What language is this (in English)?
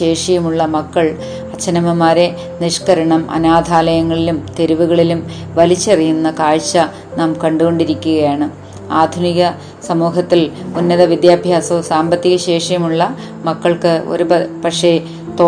Malayalam